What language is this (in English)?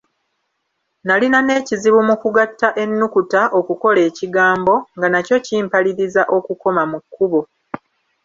Ganda